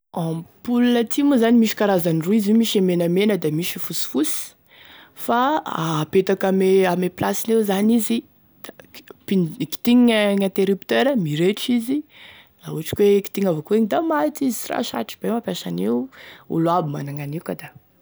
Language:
Tesaka Malagasy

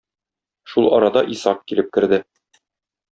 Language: Tatar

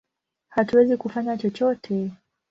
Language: Swahili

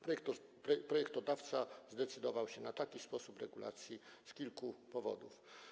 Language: Polish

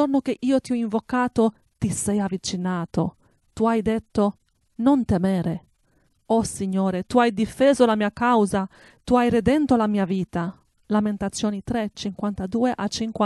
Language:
Italian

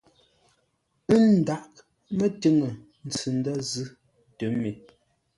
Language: Ngombale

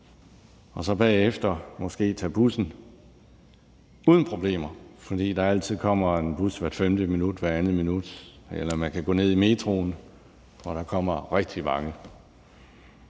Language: Danish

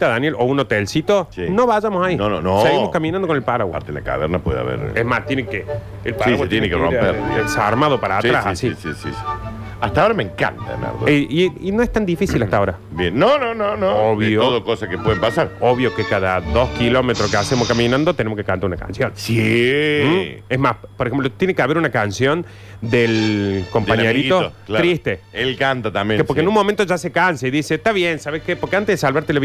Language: Spanish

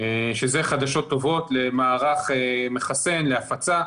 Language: Hebrew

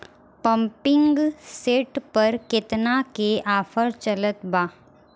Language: Bhojpuri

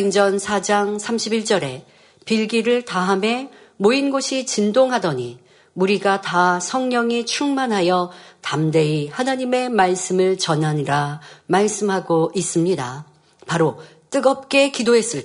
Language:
Korean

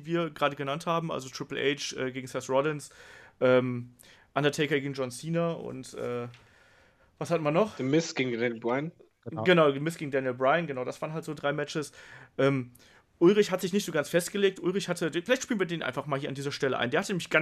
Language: German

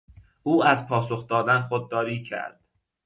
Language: Persian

